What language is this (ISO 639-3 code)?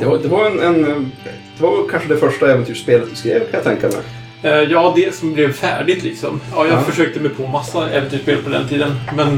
swe